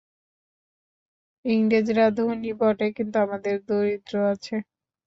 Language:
Bangla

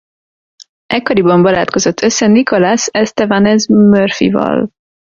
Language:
Hungarian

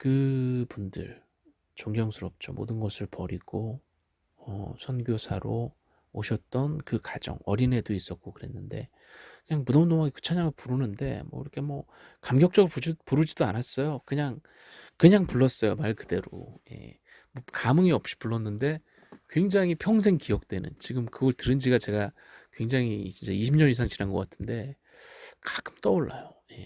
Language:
Korean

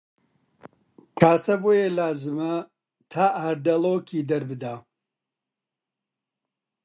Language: Central Kurdish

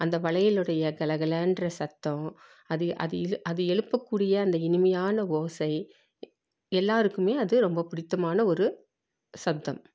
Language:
Tamil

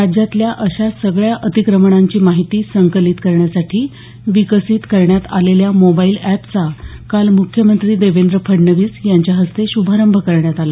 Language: Marathi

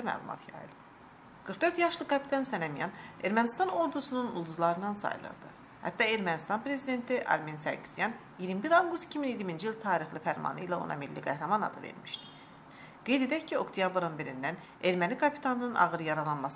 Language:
Turkish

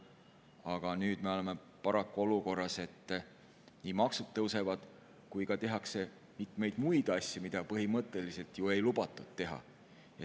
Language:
Estonian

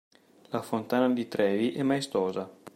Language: Italian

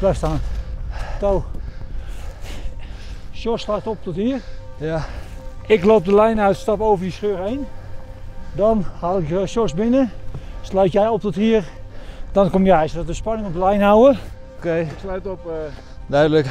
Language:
Dutch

